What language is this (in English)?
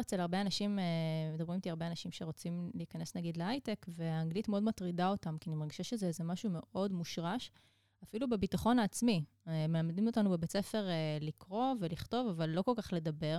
Hebrew